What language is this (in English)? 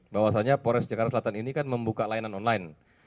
Indonesian